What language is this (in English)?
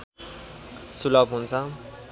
Nepali